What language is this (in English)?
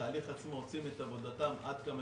Hebrew